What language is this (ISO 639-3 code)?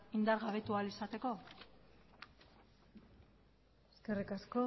eus